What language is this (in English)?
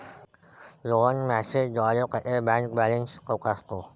Marathi